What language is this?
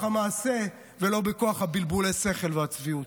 Hebrew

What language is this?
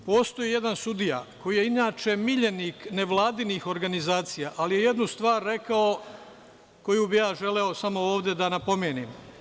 Serbian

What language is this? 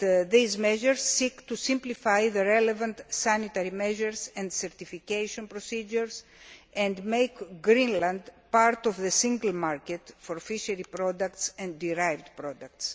English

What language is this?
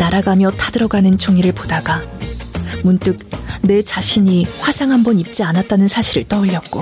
Korean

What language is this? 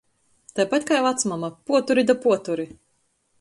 Latgalian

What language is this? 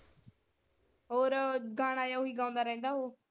Punjabi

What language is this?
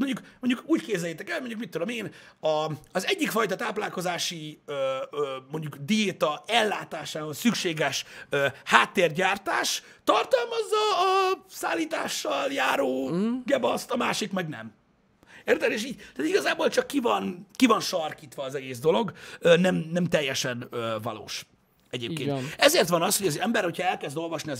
Hungarian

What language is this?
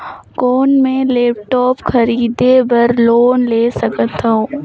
Chhattisgarhi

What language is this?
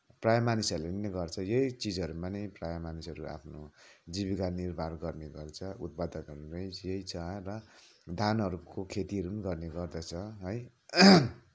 Nepali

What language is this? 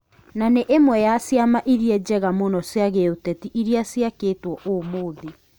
Kikuyu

